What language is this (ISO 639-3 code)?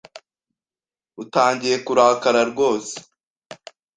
kin